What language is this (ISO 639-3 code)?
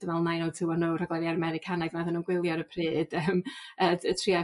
cym